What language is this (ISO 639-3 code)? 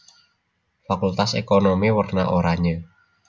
jav